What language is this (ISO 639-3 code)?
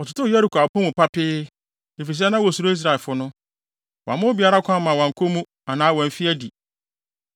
aka